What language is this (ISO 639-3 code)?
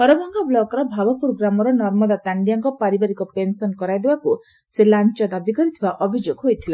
ori